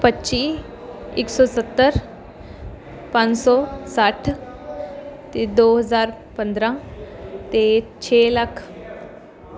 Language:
Punjabi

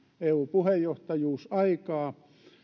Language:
Finnish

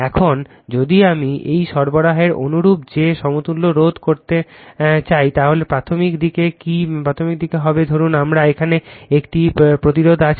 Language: Bangla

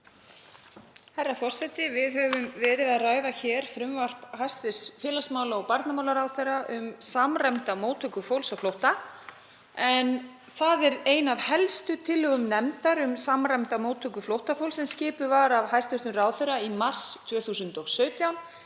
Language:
Icelandic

